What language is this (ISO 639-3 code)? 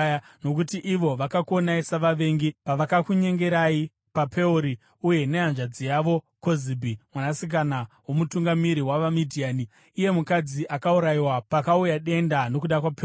sna